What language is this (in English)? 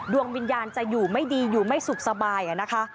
Thai